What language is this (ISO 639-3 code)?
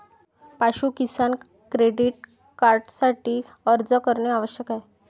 mar